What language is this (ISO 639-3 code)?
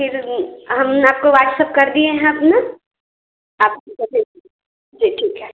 hin